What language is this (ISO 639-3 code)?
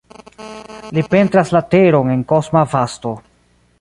epo